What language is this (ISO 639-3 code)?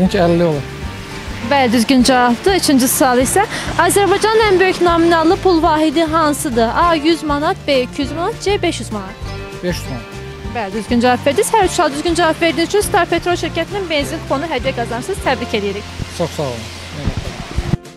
tur